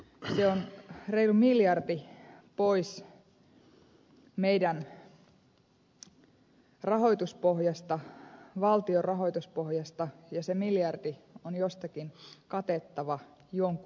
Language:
Finnish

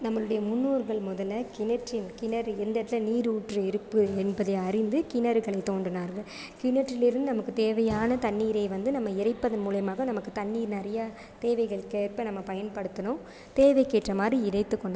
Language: Tamil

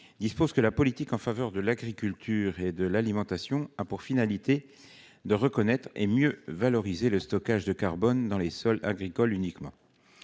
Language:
French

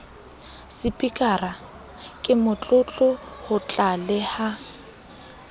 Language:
Southern Sotho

